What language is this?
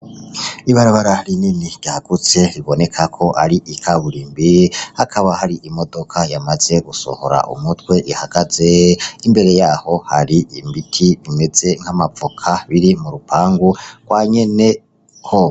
Rundi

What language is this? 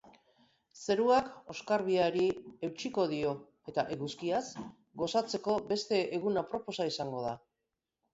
Basque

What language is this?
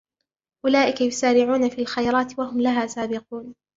Arabic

